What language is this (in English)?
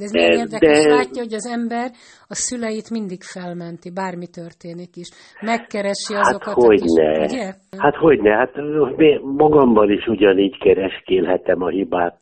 Hungarian